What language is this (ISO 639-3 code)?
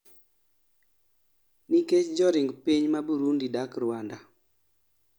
luo